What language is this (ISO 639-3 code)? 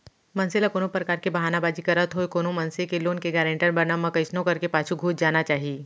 hne